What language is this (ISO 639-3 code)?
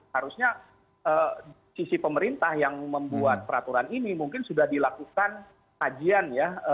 ind